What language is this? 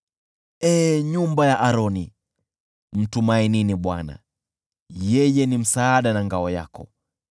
Swahili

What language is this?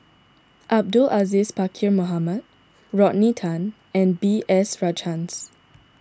English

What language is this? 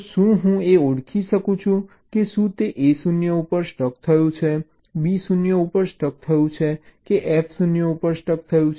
Gujarati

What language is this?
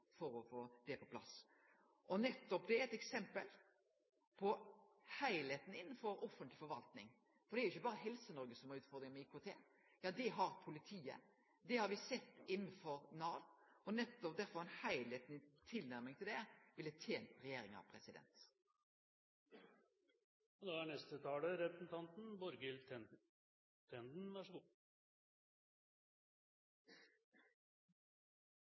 Norwegian Nynorsk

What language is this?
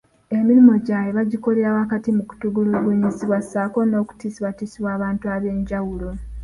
Ganda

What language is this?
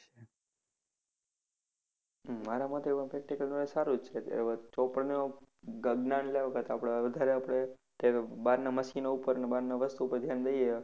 Gujarati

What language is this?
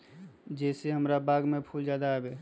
Magahi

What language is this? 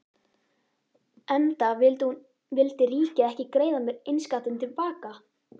Icelandic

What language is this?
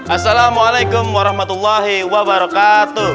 Indonesian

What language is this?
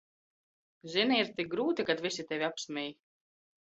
Latvian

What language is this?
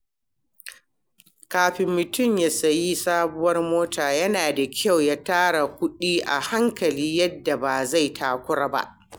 Hausa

